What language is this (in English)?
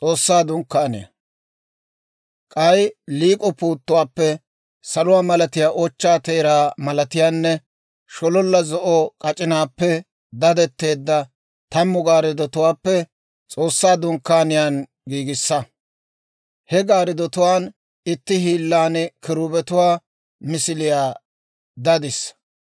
Dawro